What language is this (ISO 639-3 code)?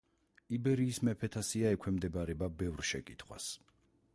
kat